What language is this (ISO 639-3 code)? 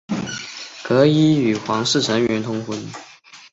zho